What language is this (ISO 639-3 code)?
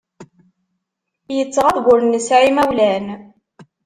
kab